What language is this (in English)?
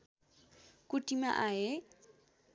Nepali